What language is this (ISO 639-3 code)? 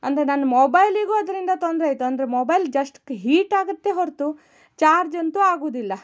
kan